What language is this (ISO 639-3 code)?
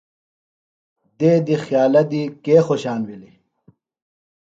phl